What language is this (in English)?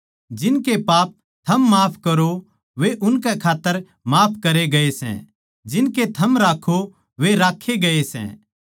Haryanvi